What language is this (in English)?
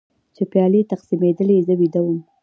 Pashto